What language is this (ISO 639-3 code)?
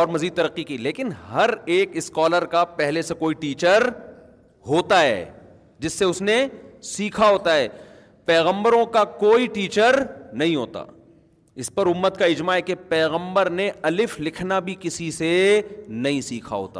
urd